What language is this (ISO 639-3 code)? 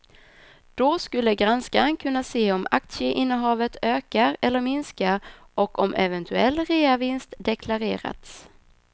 swe